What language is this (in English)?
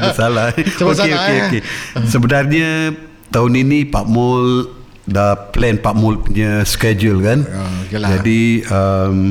Malay